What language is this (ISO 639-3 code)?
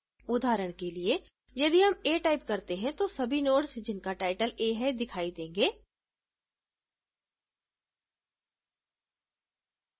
hin